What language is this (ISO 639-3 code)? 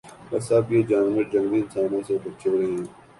urd